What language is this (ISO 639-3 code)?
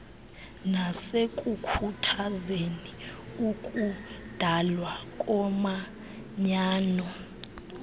xho